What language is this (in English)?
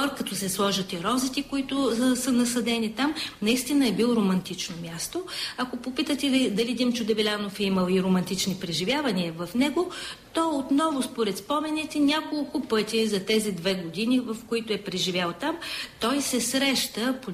Bulgarian